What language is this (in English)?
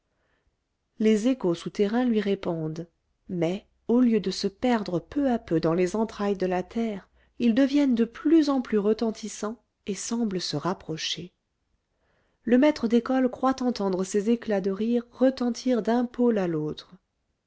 French